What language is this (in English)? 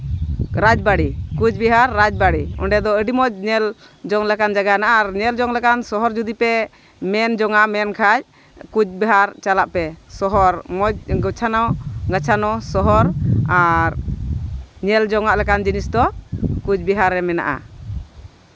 Santali